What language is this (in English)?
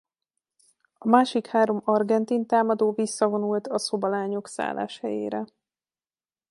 Hungarian